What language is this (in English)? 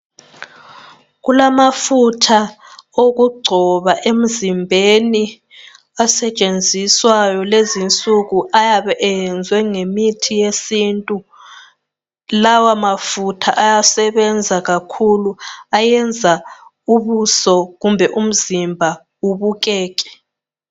North Ndebele